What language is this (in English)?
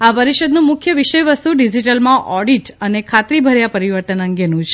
Gujarati